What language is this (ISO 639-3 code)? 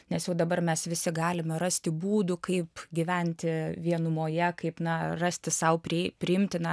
lit